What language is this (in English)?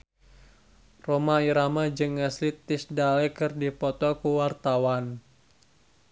Sundanese